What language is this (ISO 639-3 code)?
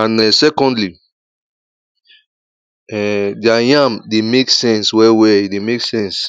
pcm